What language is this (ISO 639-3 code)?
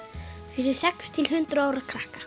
isl